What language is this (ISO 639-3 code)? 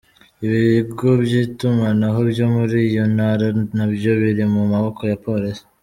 kin